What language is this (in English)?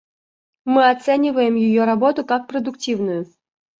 Russian